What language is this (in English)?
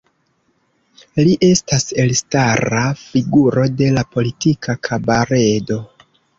Esperanto